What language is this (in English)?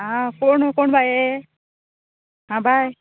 Konkani